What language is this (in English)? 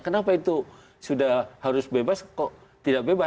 Indonesian